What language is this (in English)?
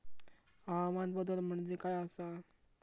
Marathi